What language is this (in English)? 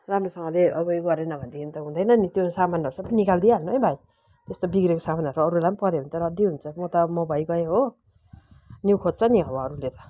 Nepali